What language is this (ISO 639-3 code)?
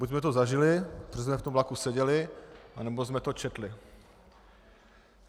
ces